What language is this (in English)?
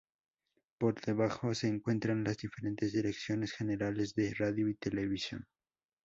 Spanish